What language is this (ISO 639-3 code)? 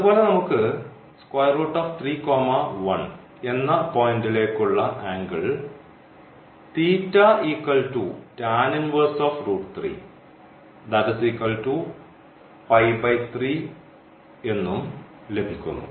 mal